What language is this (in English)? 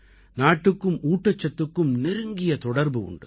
Tamil